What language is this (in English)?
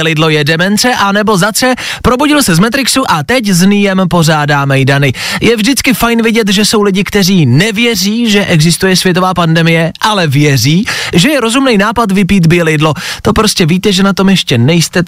Czech